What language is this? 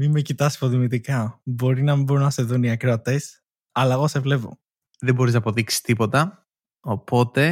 Greek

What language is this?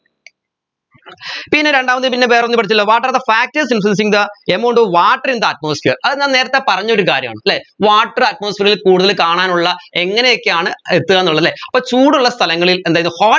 Malayalam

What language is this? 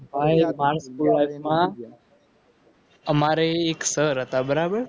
Gujarati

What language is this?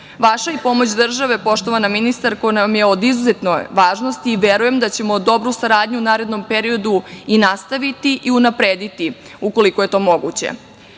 Serbian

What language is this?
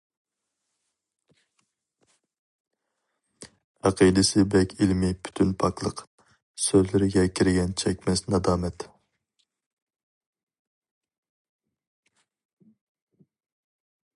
Uyghur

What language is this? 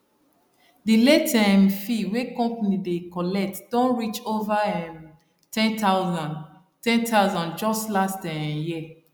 Nigerian Pidgin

